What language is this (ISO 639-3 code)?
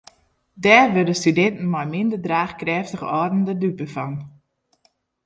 fry